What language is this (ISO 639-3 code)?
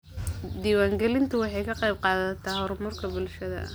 som